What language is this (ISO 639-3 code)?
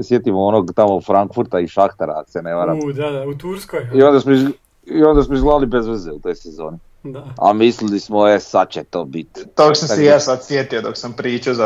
hrv